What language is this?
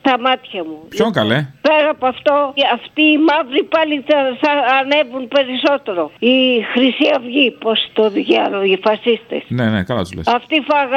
Greek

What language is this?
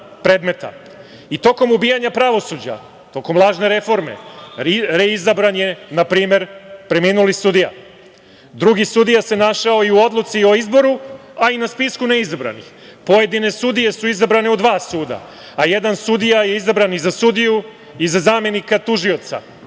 Serbian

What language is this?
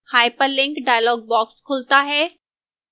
Hindi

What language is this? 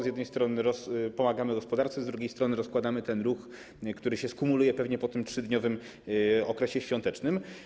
Polish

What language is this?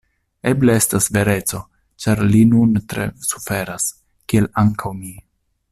Esperanto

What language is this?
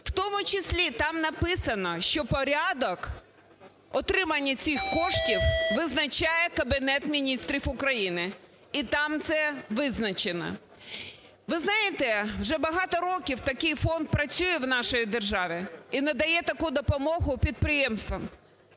Ukrainian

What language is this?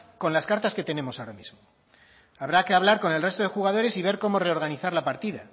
Spanish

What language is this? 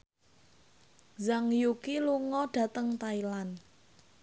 Javanese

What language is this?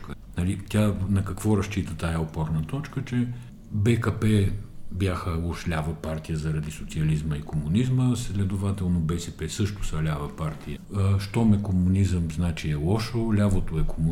Bulgarian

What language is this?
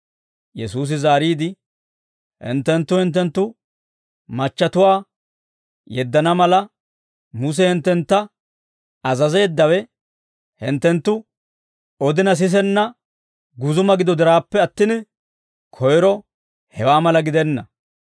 Dawro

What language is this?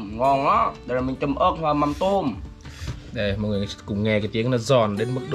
Vietnamese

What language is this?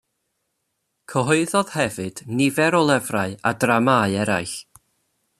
Welsh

